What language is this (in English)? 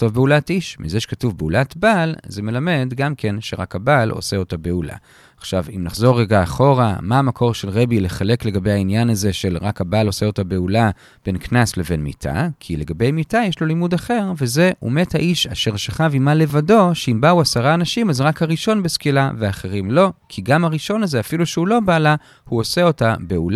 Hebrew